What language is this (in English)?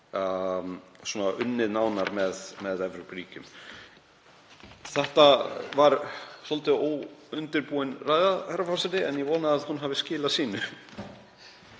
Icelandic